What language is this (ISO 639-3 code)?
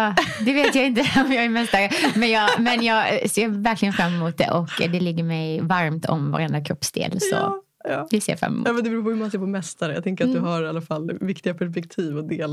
swe